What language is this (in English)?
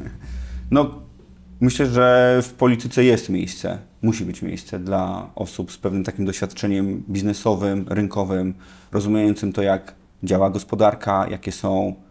Polish